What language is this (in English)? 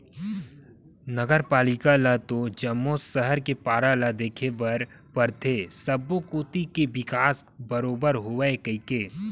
Chhattisgarhi